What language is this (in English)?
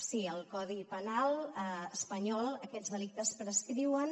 Catalan